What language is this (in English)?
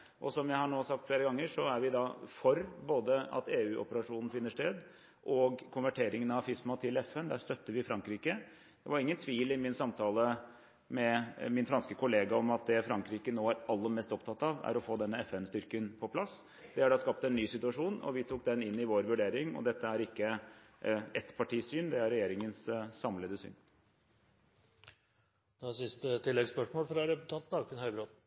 Norwegian